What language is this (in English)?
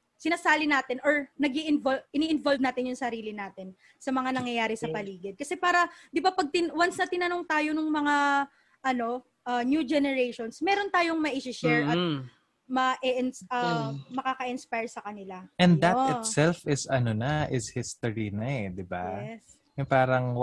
Filipino